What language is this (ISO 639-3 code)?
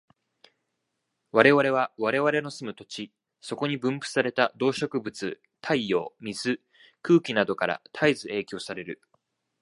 jpn